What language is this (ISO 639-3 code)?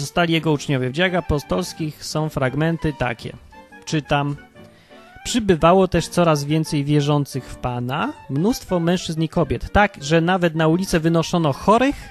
pol